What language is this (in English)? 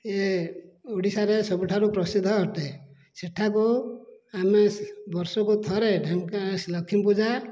Odia